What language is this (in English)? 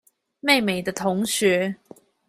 Chinese